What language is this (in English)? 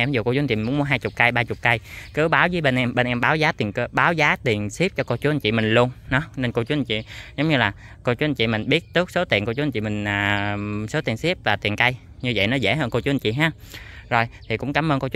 Vietnamese